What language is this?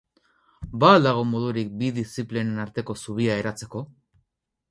Basque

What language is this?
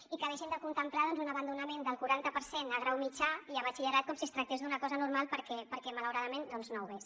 Catalan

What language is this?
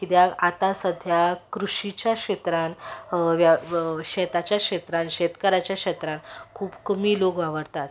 Konkani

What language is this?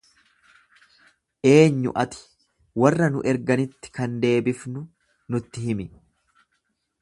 Oromo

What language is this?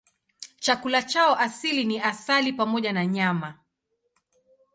Swahili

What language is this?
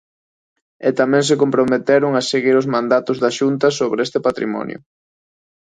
Galician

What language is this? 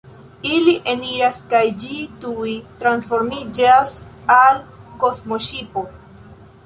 Esperanto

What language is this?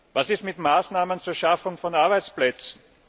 German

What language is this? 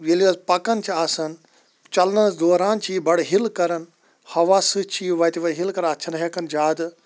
Kashmiri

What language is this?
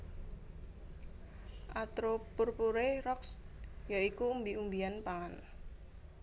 Javanese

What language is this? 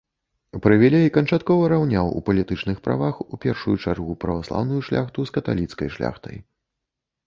Belarusian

